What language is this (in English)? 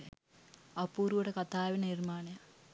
Sinhala